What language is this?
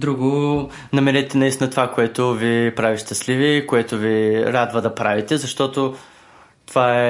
Bulgarian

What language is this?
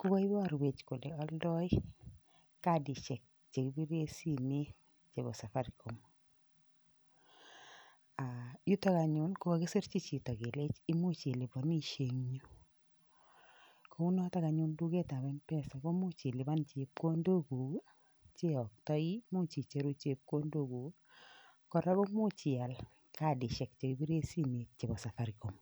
Kalenjin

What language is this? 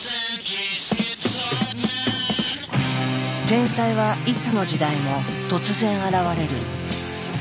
Japanese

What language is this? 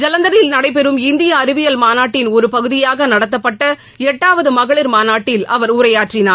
Tamil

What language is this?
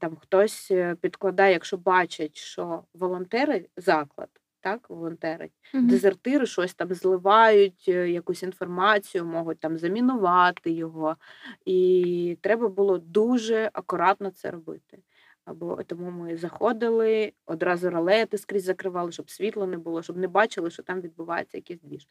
Ukrainian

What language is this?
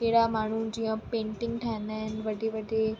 Sindhi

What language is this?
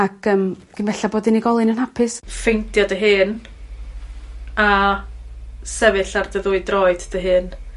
Welsh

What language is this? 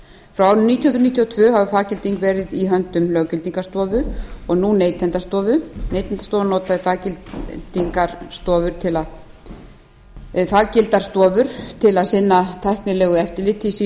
Icelandic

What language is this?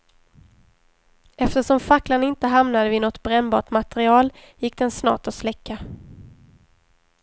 Swedish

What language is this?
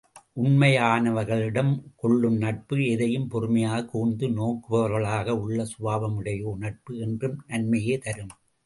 Tamil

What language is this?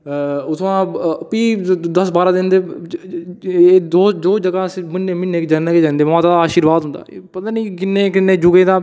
Dogri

